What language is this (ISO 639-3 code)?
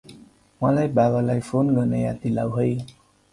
nep